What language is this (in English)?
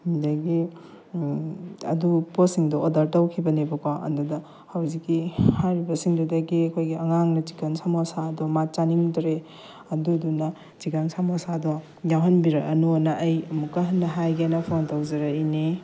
Manipuri